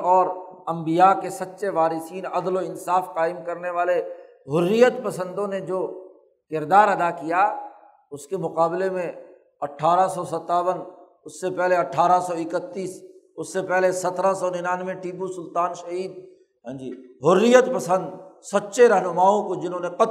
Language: Urdu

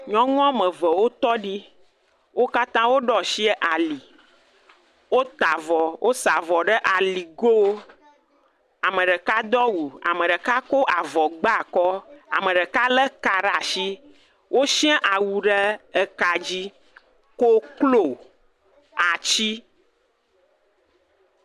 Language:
Ewe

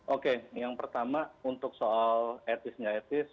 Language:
Indonesian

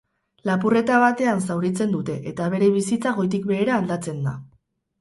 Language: Basque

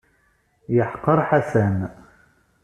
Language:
Kabyle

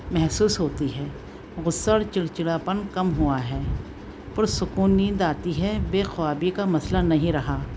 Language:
Urdu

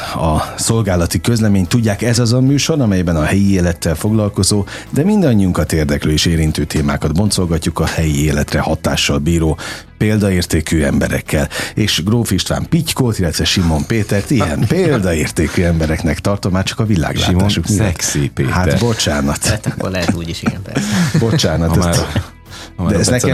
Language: Hungarian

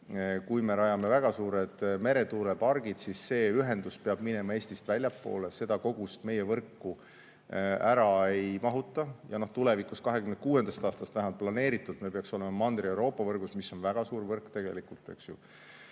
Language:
Estonian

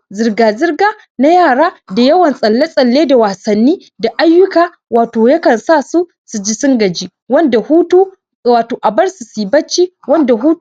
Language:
Hausa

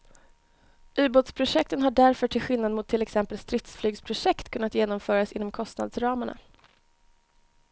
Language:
Swedish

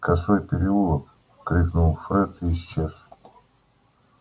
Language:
Russian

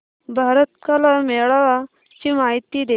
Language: Marathi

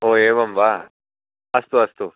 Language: Sanskrit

